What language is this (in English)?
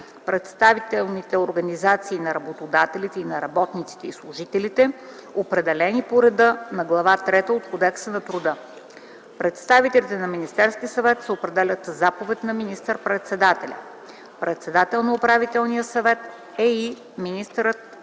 Bulgarian